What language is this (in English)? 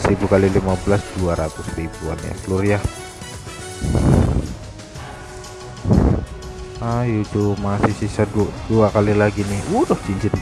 Indonesian